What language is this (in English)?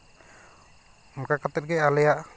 Santali